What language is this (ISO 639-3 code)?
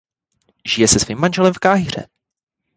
ces